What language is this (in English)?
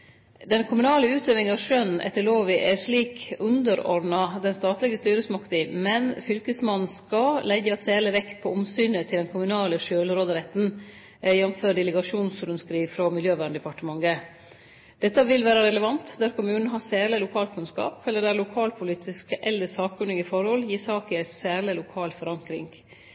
Norwegian Nynorsk